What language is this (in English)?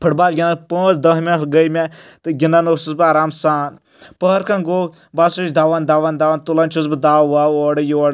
Kashmiri